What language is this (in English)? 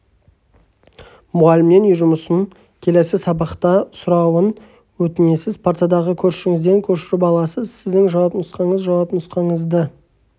Kazakh